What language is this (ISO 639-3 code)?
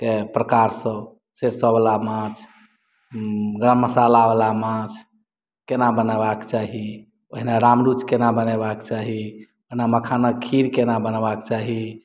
mai